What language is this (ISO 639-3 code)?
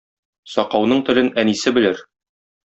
tat